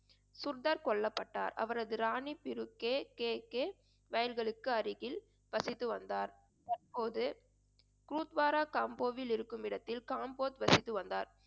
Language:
Tamil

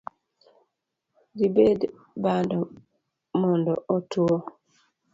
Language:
Luo (Kenya and Tanzania)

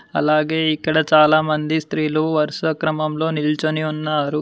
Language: Telugu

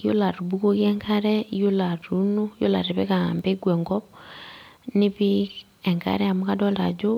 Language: Masai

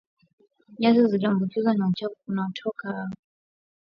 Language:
Swahili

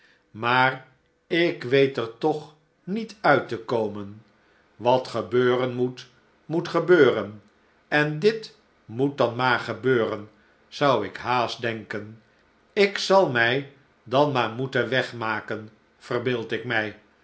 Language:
Dutch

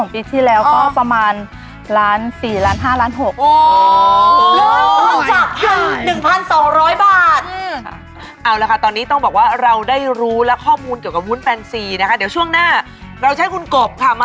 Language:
Thai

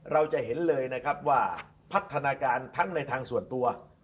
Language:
Thai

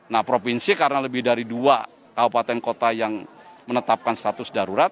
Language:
Indonesian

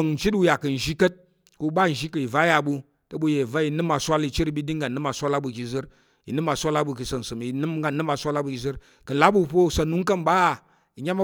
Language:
Tarok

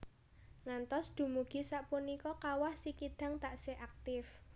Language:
Javanese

